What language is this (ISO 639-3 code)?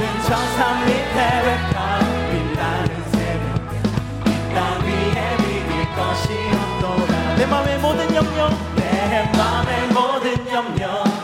kor